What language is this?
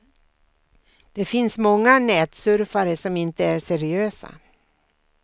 Swedish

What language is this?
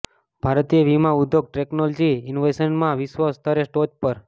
Gujarati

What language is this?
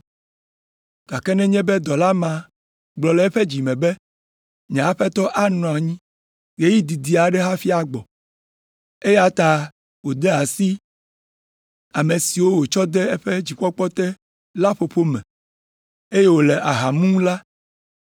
Ewe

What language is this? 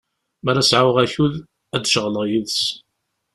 Kabyle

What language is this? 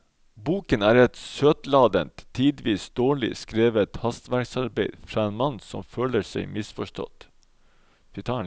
Norwegian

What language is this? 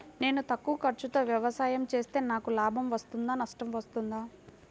Telugu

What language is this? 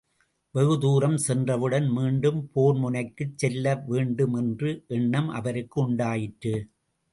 Tamil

